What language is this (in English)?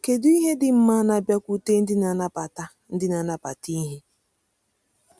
Igbo